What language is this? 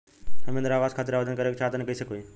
Bhojpuri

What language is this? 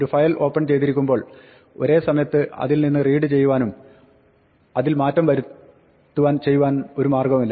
Malayalam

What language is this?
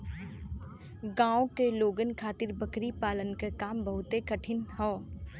Bhojpuri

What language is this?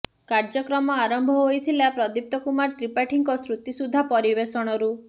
Odia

